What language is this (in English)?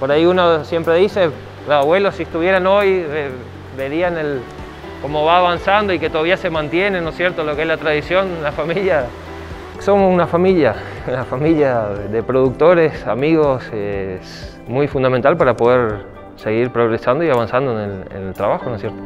Spanish